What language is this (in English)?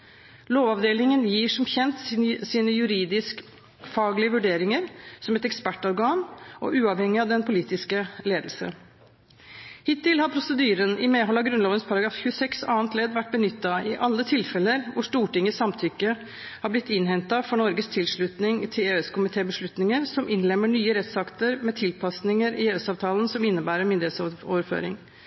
Norwegian Bokmål